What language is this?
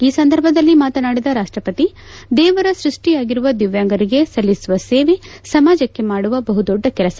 Kannada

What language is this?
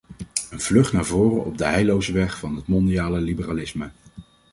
Dutch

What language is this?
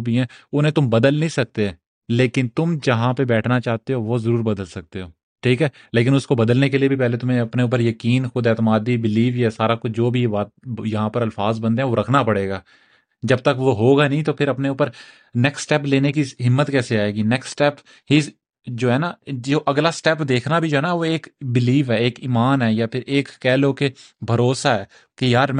Urdu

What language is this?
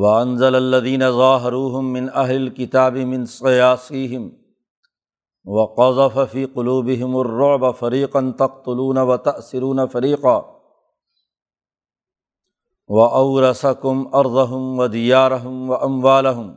Urdu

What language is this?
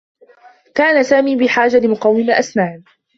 Arabic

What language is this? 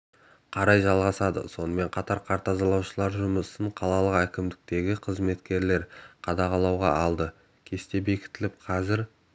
Kazakh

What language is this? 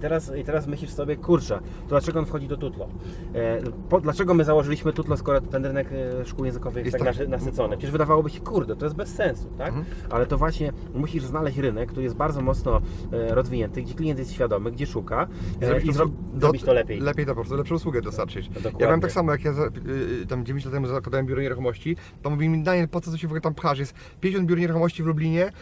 Polish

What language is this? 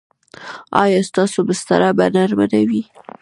Pashto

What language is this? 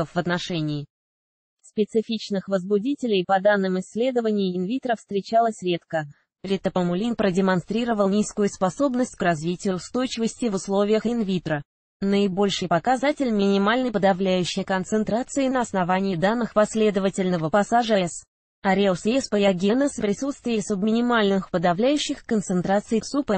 Russian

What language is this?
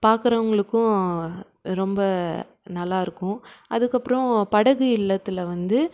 Tamil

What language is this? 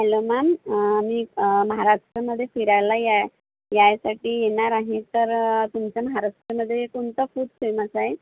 Marathi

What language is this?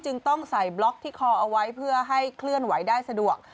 Thai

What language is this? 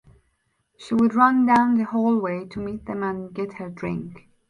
English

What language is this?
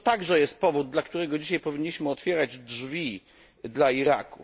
Polish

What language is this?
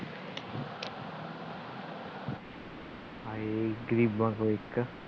Punjabi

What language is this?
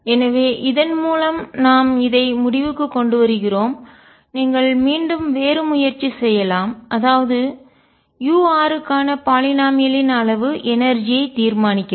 Tamil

